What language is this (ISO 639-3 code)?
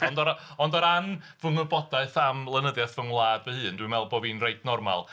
cym